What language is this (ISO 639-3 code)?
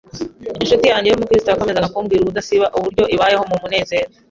kin